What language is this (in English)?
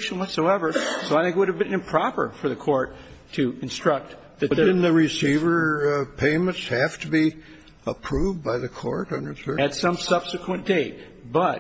English